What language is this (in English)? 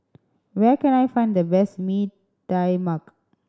English